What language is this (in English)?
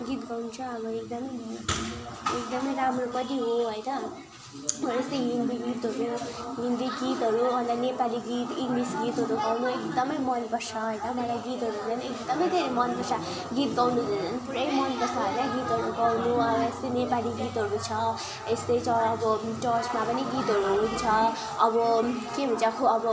Nepali